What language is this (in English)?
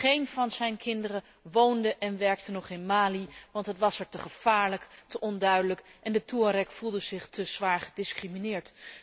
Dutch